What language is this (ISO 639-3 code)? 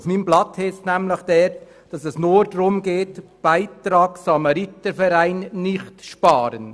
gsw